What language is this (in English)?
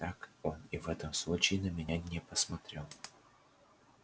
Russian